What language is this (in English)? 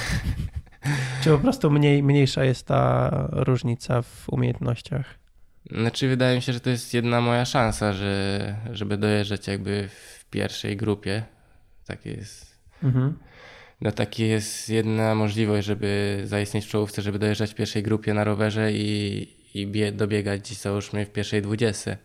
Polish